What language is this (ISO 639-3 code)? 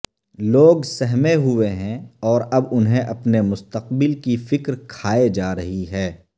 urd